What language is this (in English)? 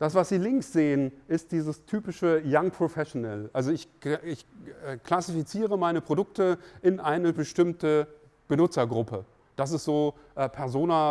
German